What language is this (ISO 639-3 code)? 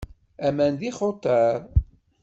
kab